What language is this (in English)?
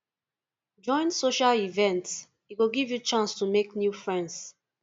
Nigerian Pidgin